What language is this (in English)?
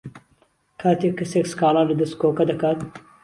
Central Kurdish